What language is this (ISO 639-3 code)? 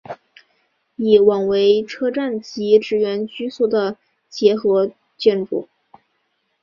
zho